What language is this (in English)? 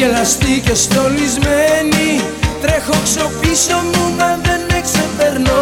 Greek